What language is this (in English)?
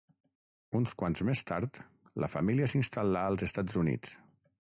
Catalan